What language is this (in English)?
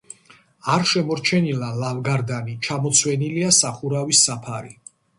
Georgian